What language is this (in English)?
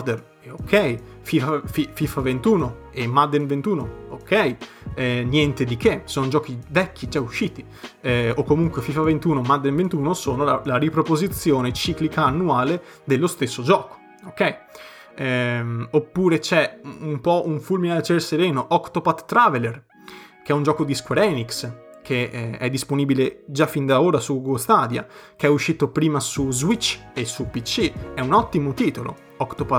Italian